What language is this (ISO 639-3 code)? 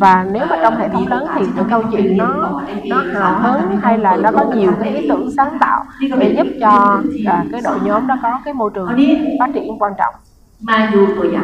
vie